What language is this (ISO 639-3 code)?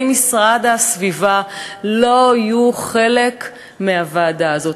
heb